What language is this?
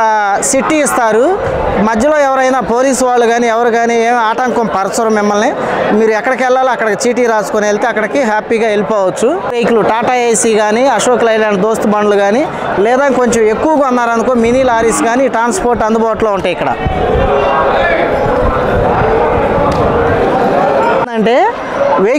Telugu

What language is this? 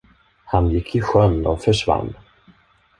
Swedish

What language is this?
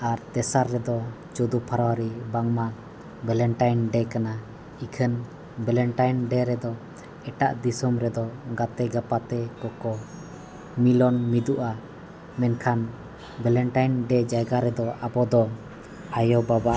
Santali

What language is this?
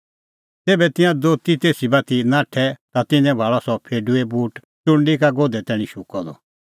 Kullu Pahari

